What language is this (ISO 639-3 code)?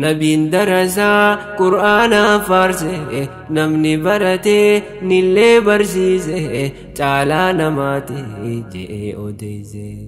ara